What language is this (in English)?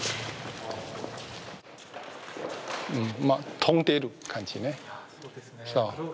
Japanese